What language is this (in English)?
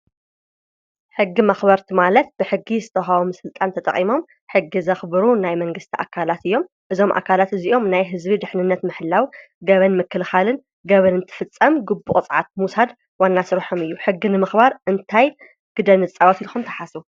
Tigrinya